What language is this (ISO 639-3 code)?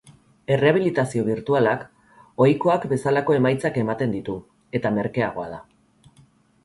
eus